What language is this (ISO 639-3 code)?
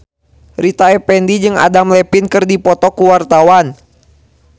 sun